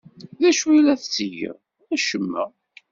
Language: Kabyle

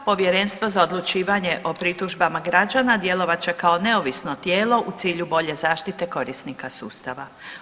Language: Croatian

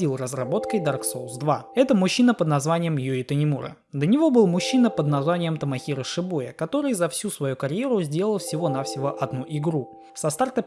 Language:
Russian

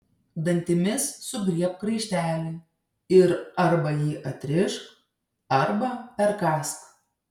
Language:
Lithuanian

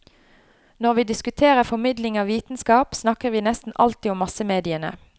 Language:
Norwegian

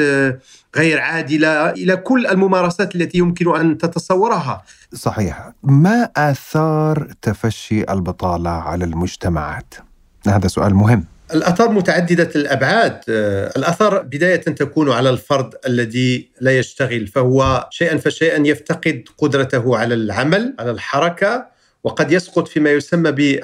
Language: Arabic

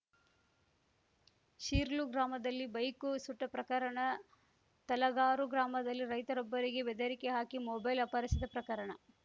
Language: Kannada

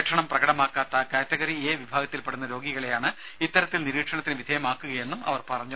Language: Malayalam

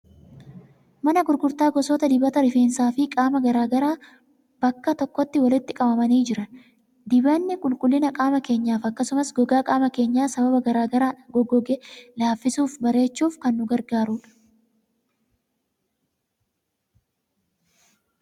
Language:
Oromo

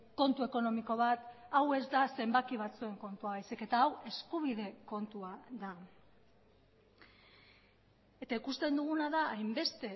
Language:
Basque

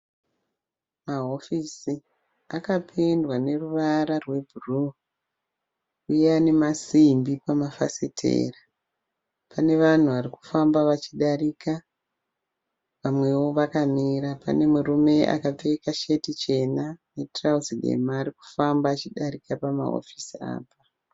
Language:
Shona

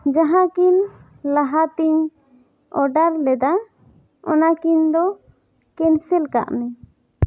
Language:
Santali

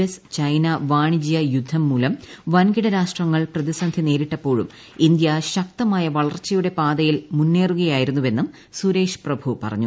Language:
Malayalam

